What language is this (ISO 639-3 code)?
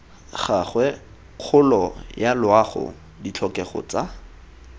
tsn